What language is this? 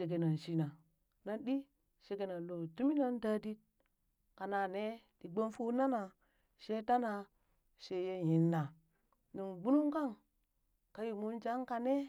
Burak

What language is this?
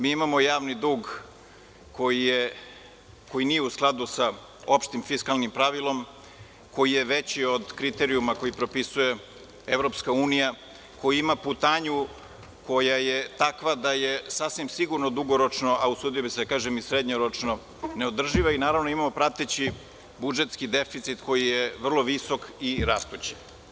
Serbian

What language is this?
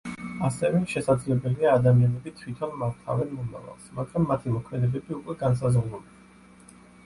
Georgian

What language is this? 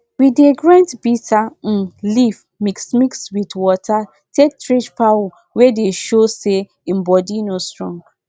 Nigerian Pidgin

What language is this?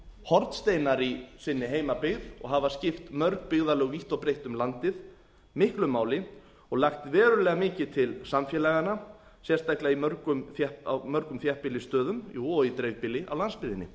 Icelandic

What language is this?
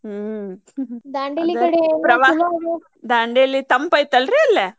Kannada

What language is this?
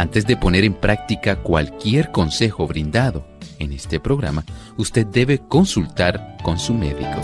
Spanish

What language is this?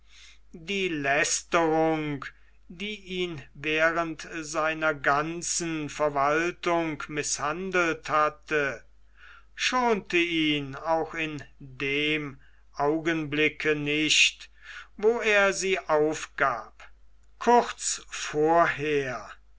German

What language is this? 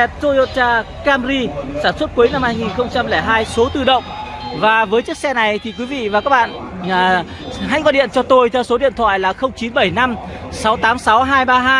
Vietnamese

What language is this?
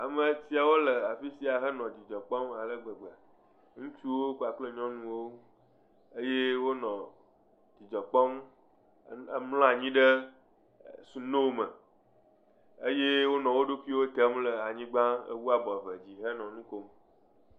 Ewe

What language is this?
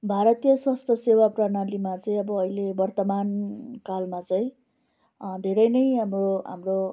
Nepali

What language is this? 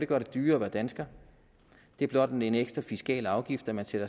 Danish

